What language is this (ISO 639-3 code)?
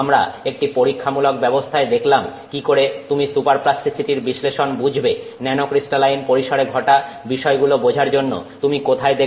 ben